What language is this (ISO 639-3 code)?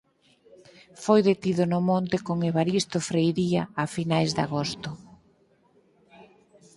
glg